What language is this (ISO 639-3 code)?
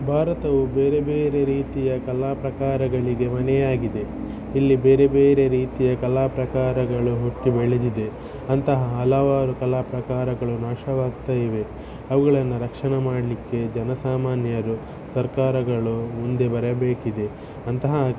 kan